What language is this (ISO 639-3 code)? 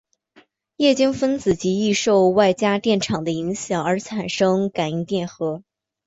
zho